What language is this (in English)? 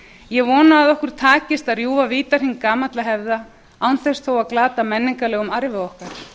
Icelandic